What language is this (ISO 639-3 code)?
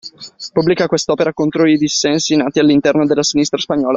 ita